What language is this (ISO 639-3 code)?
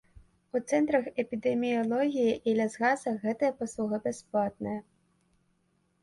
bel